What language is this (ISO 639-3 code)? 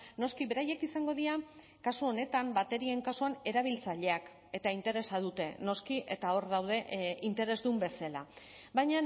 eus